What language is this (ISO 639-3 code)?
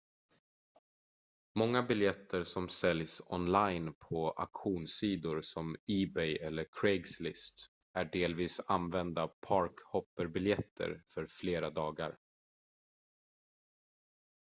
swe